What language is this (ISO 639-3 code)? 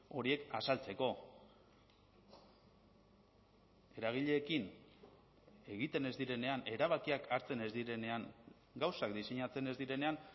eus